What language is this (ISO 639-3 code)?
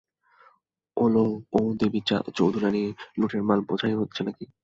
ben